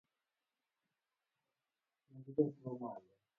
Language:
Luo (Kenya and Tanzania)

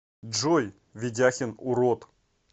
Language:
Russian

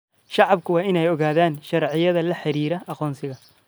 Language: Somali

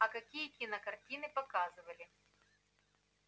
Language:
Russian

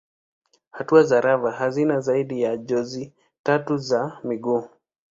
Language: Swahili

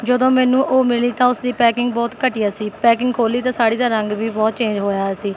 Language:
Punjabi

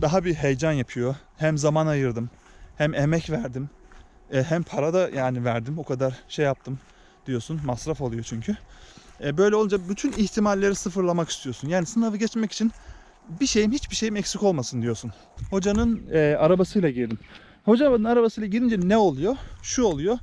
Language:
Turkish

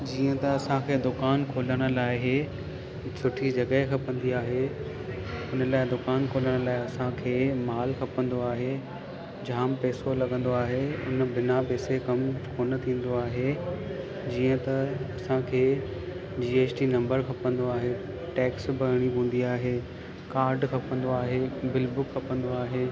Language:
Sindhi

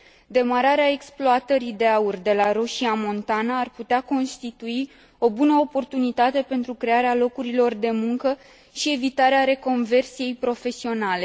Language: Romanian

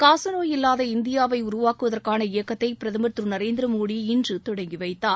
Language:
Tamil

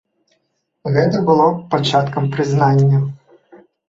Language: Belarusian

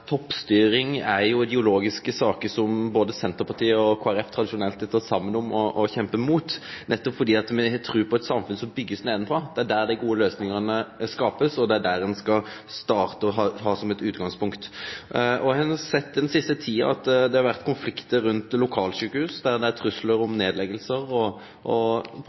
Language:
Norwegian Nynorsk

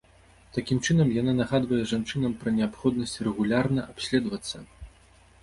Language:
Belarusian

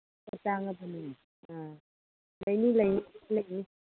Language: Manipuri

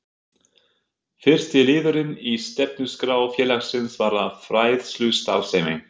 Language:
Icelandic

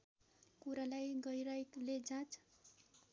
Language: Nepali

